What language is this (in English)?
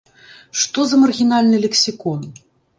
Belarusian